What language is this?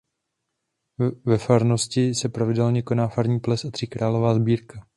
Czech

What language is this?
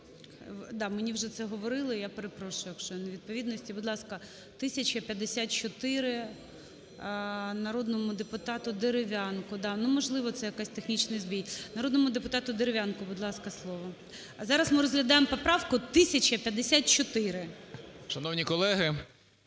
Ukrainian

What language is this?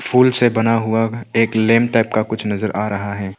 Hindi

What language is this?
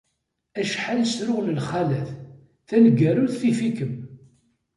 Kabyle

